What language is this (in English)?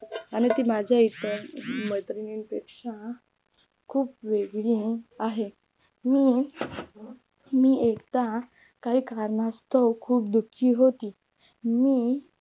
Marathi